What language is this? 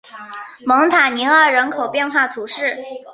Chinese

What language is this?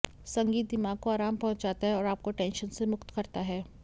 Hindi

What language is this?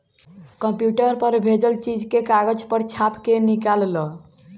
Bhojpuri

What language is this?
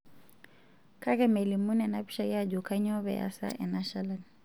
Masai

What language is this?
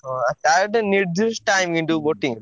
Odia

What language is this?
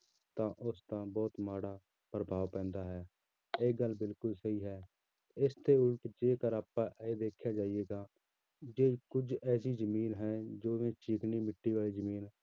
Punjabi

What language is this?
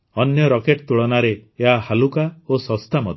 Odia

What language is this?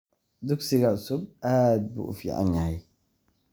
Somali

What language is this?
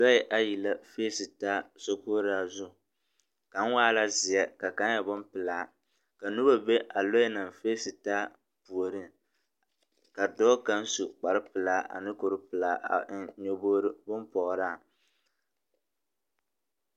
Southern Dagaare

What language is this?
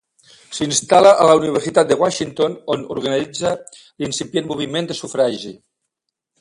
Catalan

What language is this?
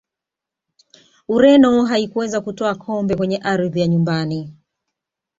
Swahili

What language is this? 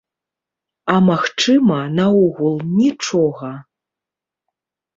Belarusian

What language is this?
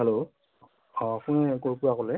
Assamese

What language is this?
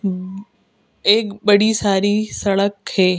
Hindi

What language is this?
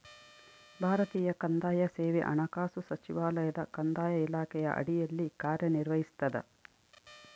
Kannada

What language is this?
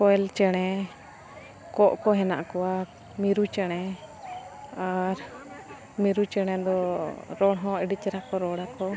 Santali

